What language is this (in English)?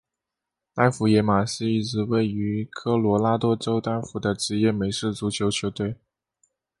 Chinese